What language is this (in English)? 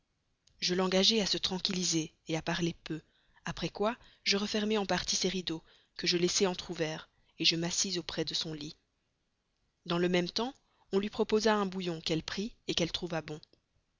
French